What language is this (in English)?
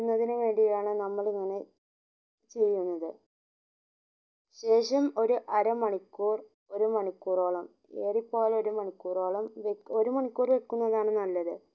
Malayalam